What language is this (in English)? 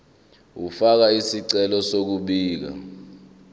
Zulu